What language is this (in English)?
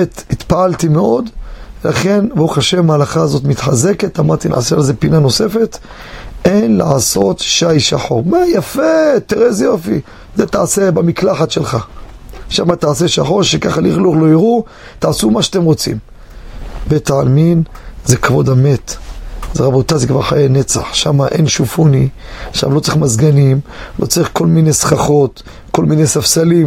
Hebrew